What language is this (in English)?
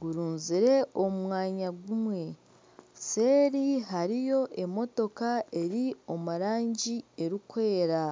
Nyankole